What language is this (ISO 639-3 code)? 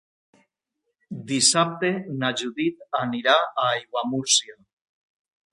cat